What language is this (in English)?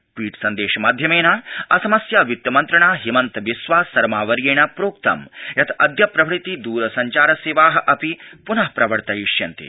Sanskrit